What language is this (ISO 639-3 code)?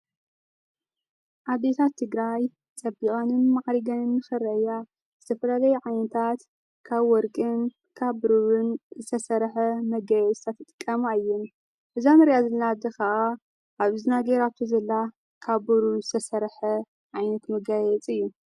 tir